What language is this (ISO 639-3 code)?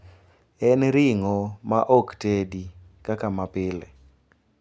luo